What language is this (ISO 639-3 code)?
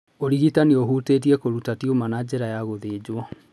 kik